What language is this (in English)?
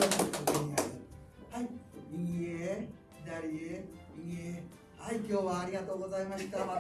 Japanese